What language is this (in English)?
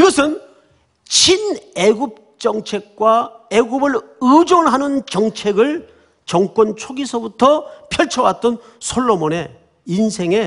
Korean